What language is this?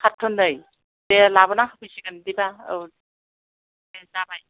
Bodo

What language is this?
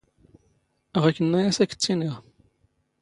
Standard Moroccan Tamazight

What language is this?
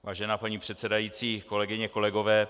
Czech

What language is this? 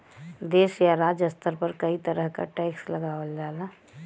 Bhojpuri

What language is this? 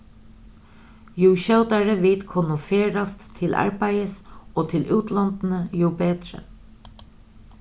Faroese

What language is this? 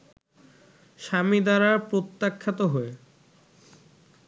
Bangla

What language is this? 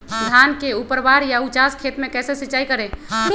Magahi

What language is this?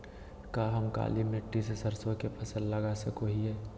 Magahi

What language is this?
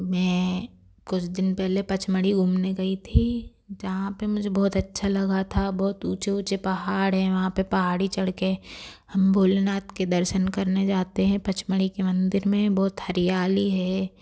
Hindi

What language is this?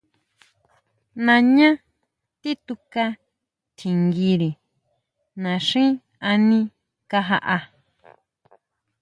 Huautla Mazatec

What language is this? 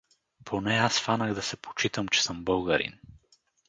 Bulgarian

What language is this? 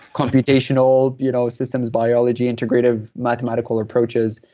English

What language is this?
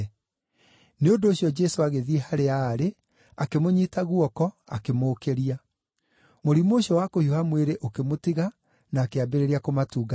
Kikuyu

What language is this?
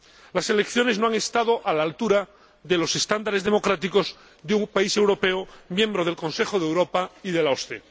Spanish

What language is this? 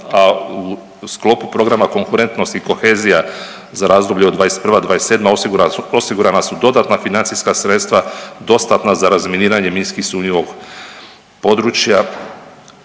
Croatian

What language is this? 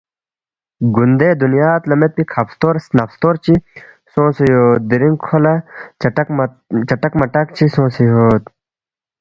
Balti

